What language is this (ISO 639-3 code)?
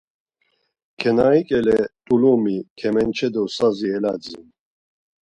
lzz